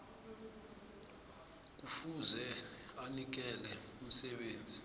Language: South Ndebele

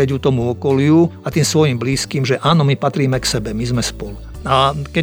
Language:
Slovak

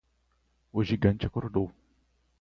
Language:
Portuguese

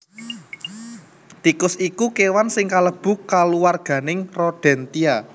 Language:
Javanese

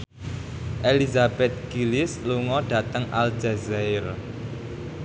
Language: Javanese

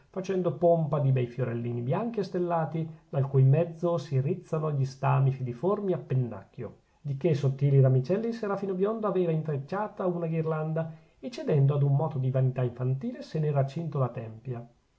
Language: Italian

